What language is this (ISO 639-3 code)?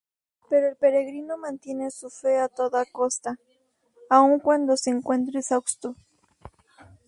spa